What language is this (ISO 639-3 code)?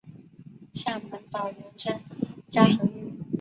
zho